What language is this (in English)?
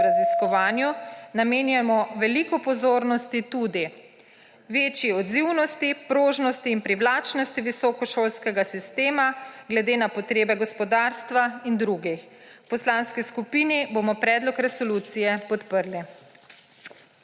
Slovenian